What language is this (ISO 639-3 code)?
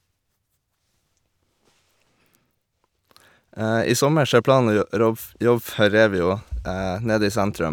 nor